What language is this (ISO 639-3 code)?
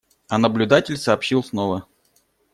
rus